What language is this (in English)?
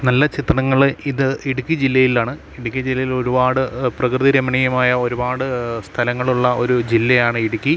Malayalam